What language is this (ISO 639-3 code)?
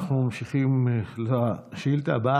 heb